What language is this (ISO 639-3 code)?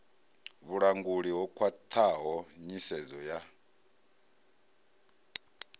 ven